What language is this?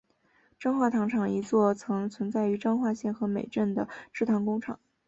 Chinese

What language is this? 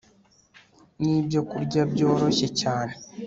Kinyarwanda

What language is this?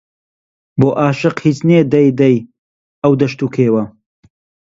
Central Kurdish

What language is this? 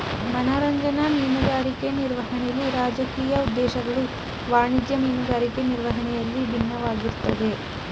Kannada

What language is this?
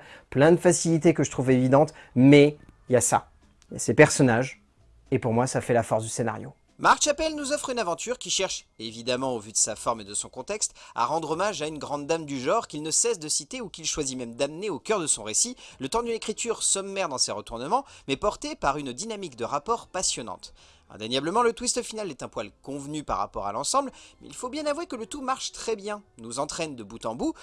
French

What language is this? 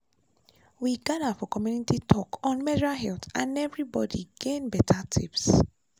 Nigerian Pidgin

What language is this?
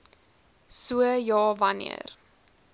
Afrikaans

